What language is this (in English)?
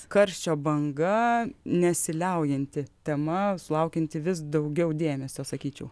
Lithuanian